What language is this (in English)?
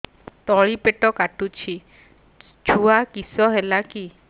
Odia